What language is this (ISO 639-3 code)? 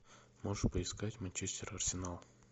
rus